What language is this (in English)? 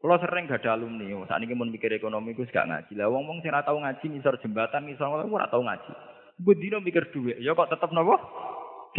Malay